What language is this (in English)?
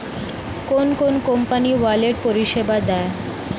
Bangla